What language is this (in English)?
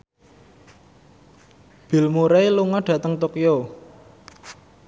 Javanese